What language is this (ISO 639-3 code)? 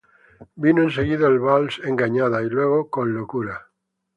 spa